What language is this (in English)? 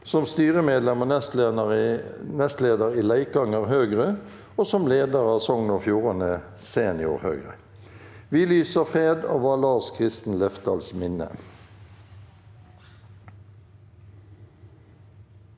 Norwegian